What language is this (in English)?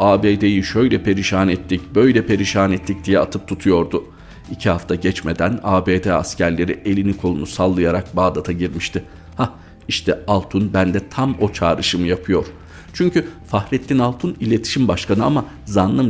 Turkish